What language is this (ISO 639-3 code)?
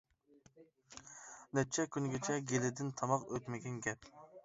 uig